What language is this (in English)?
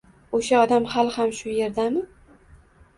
Uzbek